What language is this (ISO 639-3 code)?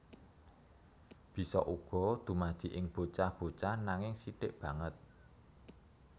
jav